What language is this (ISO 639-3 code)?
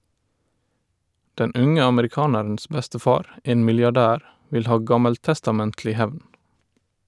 nor